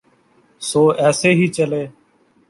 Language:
Urdu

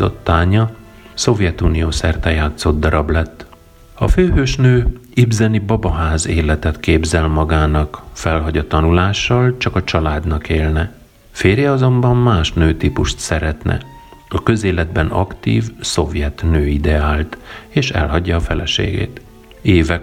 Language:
Hungarian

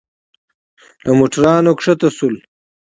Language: Pashto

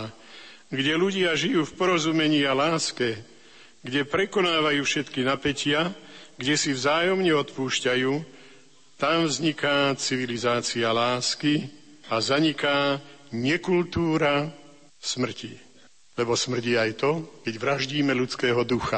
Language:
Slovak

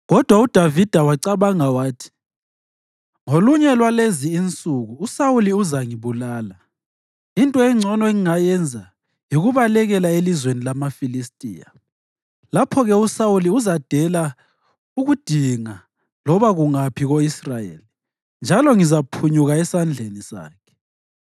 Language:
North Ndebele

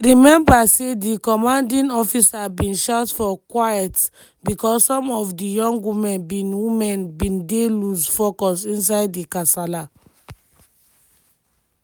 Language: Nigerian Pidgin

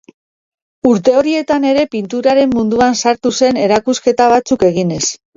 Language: Basque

